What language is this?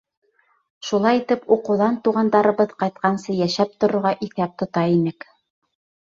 Bashkir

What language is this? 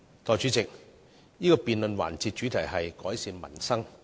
Cantonese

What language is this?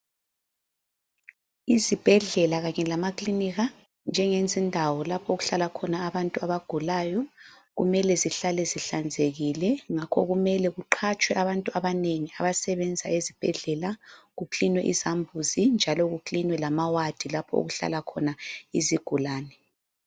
North Ndebele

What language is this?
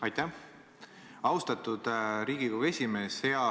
Estonian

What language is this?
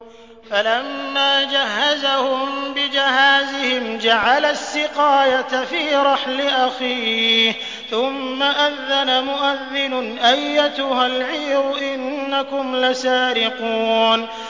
Arabic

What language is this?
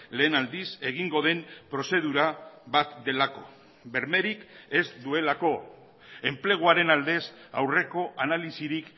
Basque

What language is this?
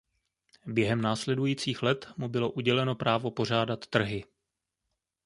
Czech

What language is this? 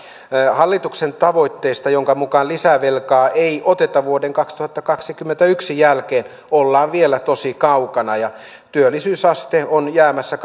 Finnish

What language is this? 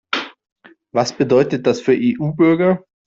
German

